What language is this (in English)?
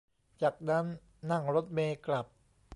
Thai